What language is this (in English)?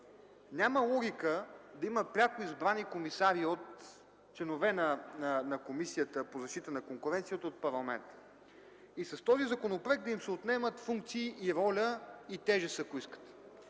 Bulgarian